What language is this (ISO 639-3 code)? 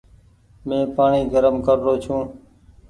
gig